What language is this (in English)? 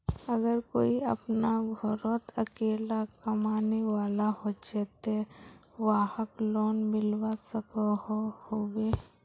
Magahi